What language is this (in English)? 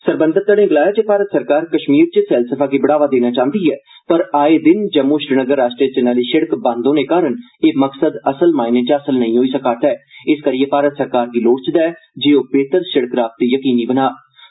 Dogri